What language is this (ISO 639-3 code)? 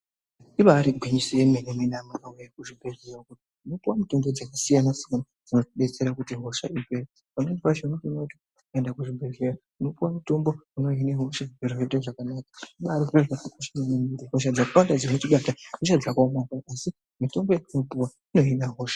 ndc